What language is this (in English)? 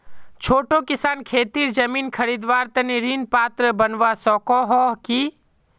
Magahi